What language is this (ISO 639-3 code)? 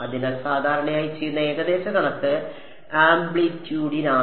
mal